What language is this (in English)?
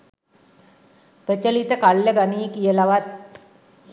Sinhala